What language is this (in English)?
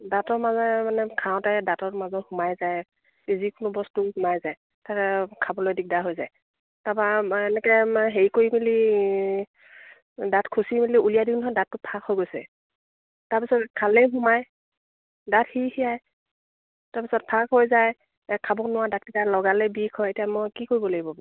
Assamese